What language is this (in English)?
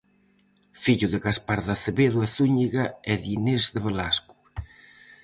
Galician